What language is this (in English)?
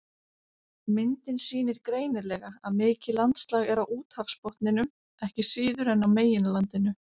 Icelandic